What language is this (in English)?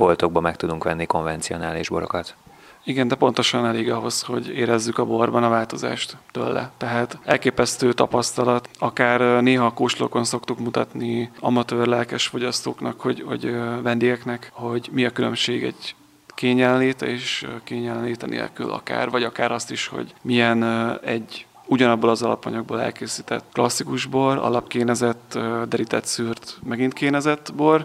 Hungarian